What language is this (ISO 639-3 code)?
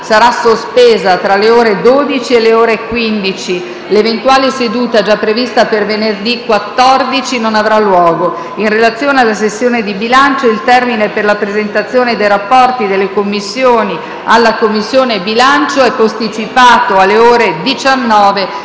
ita